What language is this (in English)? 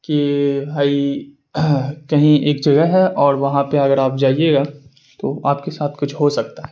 Urdu